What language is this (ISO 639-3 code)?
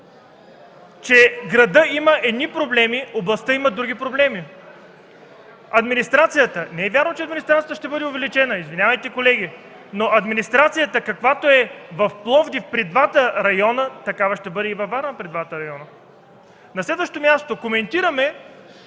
bul